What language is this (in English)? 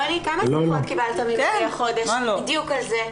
Hebrew